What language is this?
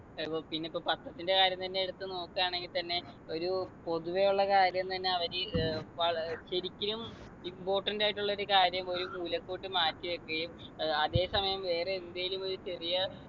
Malayalam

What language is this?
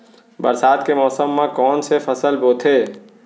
Chhattisgarhi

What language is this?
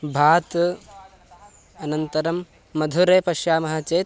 Sanskrit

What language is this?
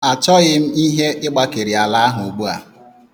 Igbo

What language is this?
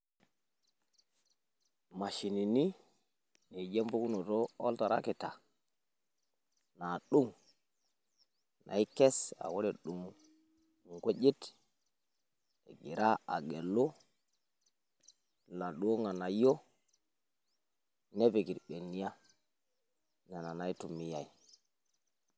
Masai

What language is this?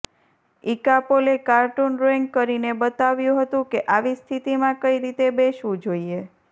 Gujarati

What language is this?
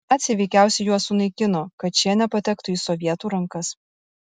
Lithuanian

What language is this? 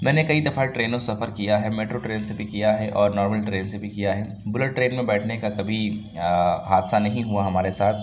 Urdu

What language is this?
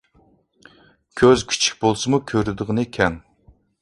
Uyghur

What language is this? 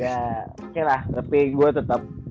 Indonesian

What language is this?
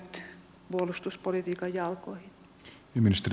Finnish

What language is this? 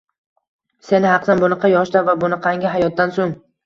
Uzbek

